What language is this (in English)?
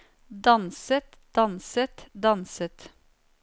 Norwegian